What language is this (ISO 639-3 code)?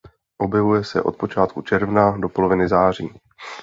ces